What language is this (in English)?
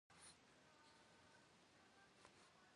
Kabardian